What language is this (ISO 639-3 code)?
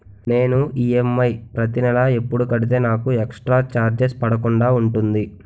tel